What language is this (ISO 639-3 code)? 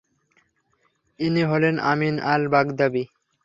ben